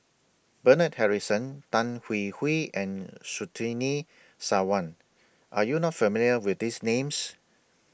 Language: English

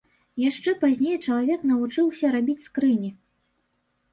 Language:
Belarusian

